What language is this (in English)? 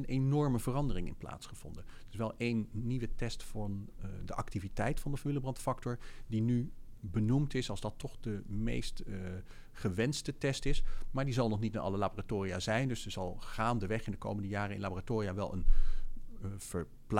Dutch